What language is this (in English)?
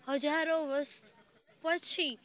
Gujarati